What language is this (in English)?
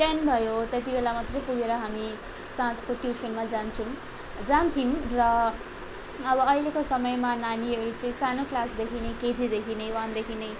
Nepali